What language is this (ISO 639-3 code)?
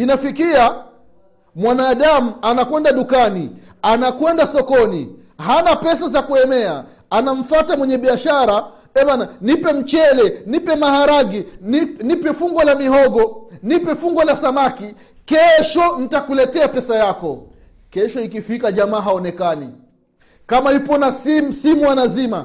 swa